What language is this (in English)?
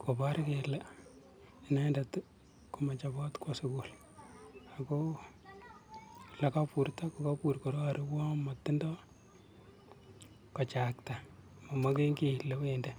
Kalenjin